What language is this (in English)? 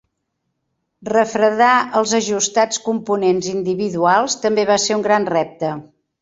Catalan